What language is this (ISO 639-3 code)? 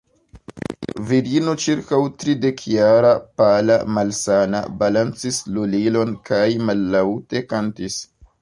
epo